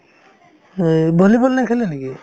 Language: Assamese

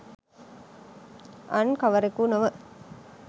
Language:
Sinhala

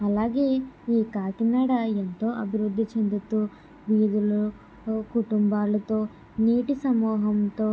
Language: Telugu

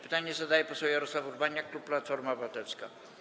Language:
Polish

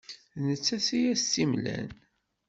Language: Kabyle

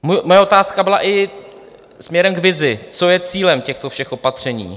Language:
Czech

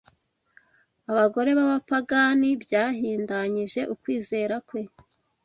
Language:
Kinyarwanda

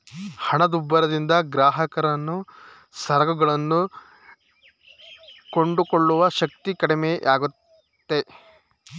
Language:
Kannada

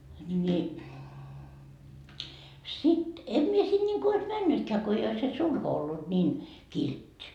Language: Finnish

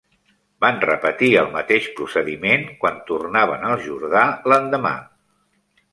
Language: Catalan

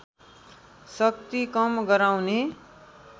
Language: Nepali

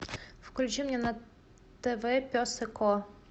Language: Russian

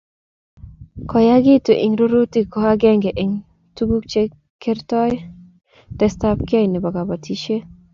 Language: Kalenjin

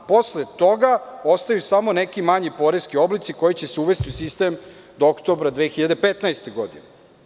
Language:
Serbian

